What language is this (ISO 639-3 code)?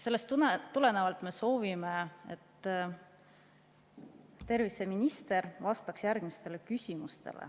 est